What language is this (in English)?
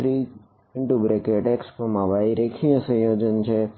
Gujarati